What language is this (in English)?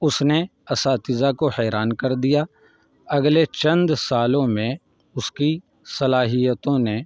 Urdu